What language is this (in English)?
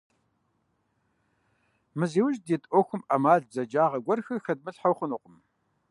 Kabardian